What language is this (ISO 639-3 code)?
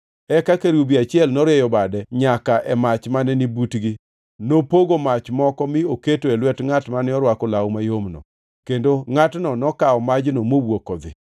luo